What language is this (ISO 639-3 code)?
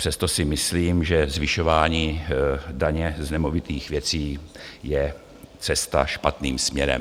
ces